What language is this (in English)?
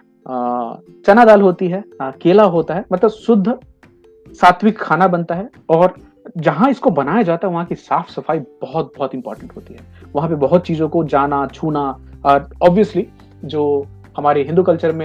Hindi